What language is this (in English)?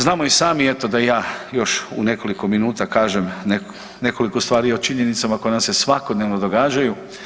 Croatian